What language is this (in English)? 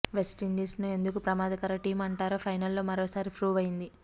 Telugu